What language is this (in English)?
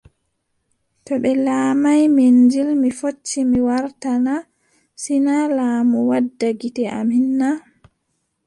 Adamawa Fulfulde